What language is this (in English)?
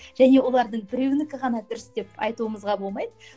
Kazakh